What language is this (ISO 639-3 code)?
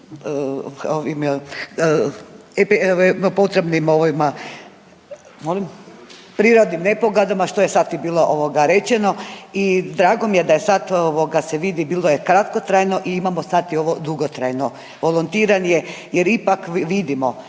hrv